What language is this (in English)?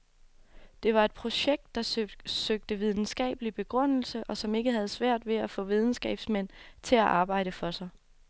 Danish